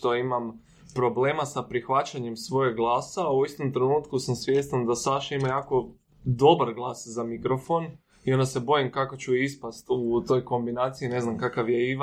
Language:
Croatian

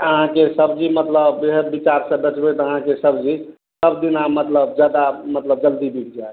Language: Maithili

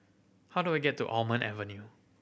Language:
English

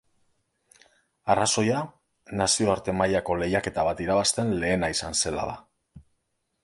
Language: Basque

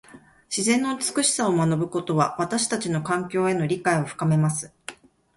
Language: Japanese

